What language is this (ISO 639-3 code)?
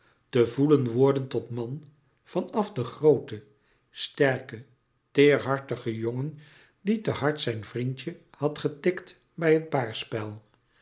nld